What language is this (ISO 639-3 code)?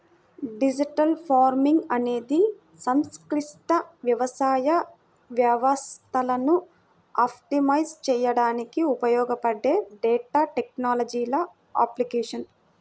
tel